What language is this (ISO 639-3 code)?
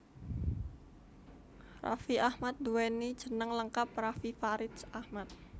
jav